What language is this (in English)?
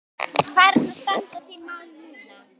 Icelandic